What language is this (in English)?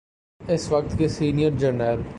Urdu